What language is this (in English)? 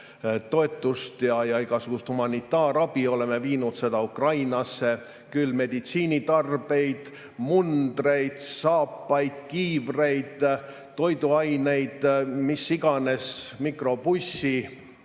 Estonian